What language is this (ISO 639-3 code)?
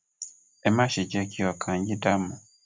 yor